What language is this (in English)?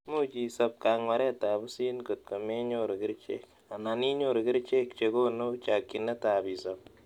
Kalenjin